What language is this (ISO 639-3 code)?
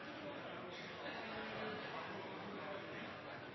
nno